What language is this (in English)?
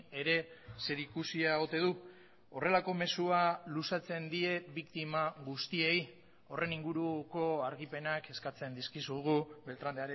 Basque